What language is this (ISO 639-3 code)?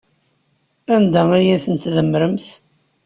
kab